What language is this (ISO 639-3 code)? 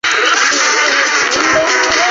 zho